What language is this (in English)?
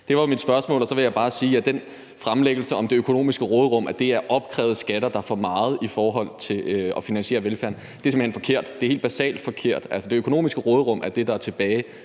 Danish